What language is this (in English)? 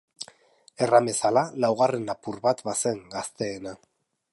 Basque